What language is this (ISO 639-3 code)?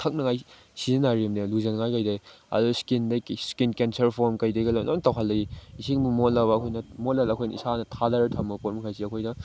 mni